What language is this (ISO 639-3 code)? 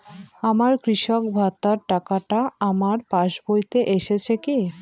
ben